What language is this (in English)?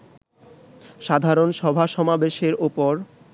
Bangla